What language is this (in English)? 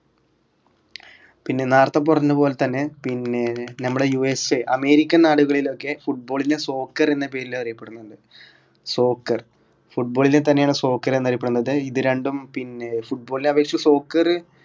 Malayalam